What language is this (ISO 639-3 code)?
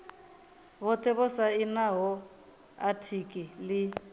ven